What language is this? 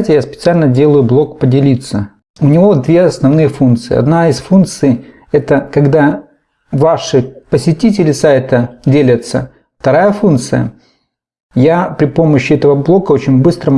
Russian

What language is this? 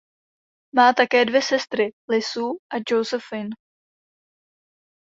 Czech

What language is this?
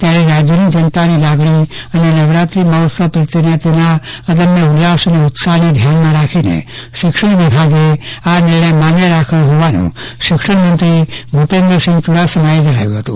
Gujarati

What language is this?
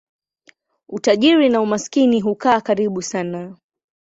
Swahili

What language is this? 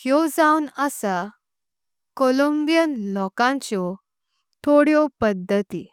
Konkani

